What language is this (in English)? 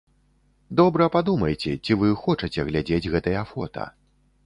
Belarusian